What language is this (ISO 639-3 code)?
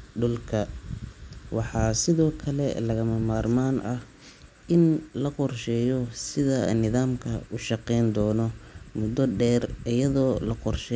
som